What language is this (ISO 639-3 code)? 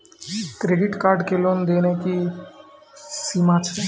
mai